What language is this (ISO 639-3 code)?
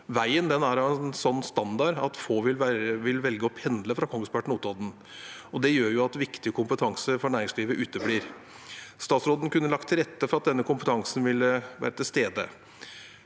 nor